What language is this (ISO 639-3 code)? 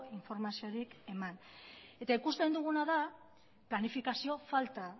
eus